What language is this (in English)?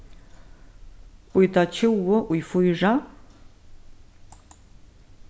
Faroese